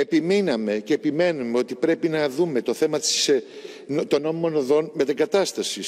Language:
Greek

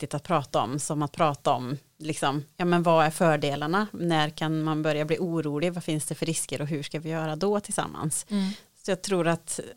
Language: Swedish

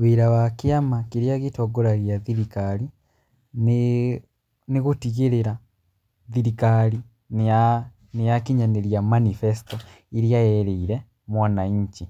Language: Kikuyu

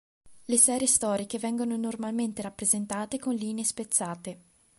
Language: Italian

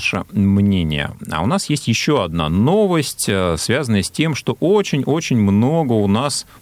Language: Russian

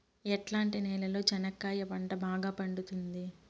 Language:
Telugu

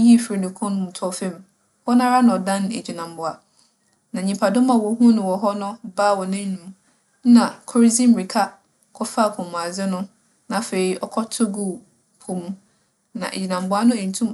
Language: Akan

